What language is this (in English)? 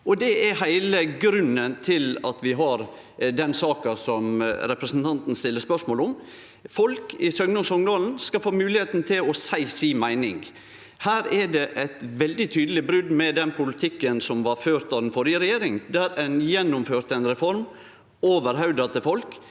Norwegian